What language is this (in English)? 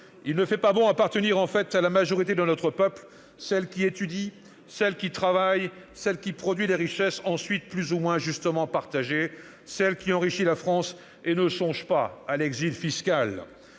French